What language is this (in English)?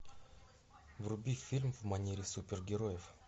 Russian